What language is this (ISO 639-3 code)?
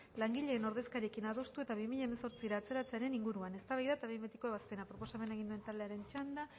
eus